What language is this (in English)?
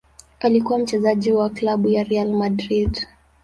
Swahili